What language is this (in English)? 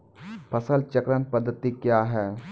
Maithili